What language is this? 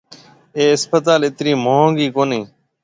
Marwari (Pakistan)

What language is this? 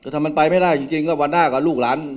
Thai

